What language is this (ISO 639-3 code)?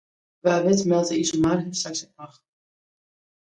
fry